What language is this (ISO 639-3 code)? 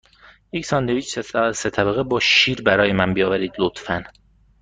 fas